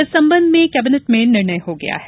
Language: Hindi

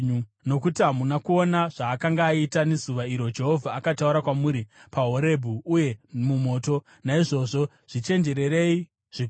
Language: Shona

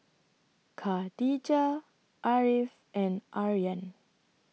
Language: English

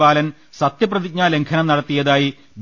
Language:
Malayalam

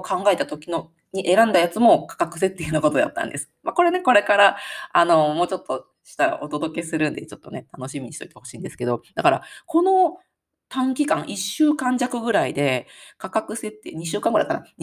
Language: Japanese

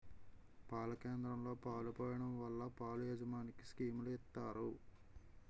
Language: Telugu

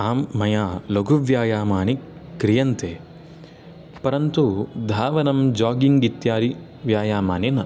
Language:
Sanskrit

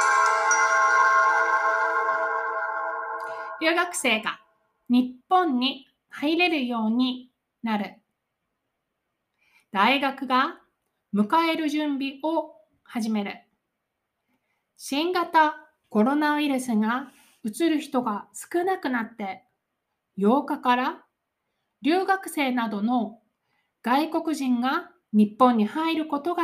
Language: Japanese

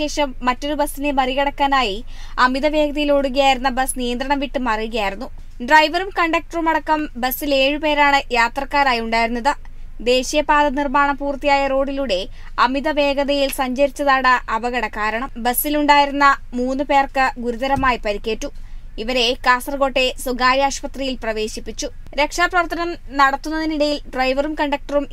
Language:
Malayalam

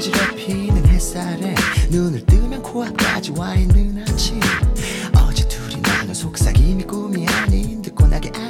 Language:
Korean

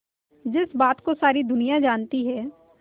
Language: Hindi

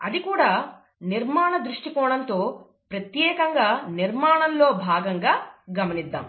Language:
Telugu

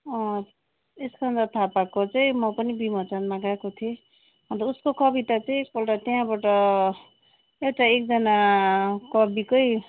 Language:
Nepali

